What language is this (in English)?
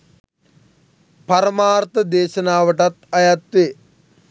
Sinhala